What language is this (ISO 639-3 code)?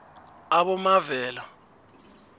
nbl